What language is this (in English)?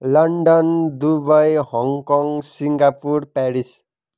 Nepali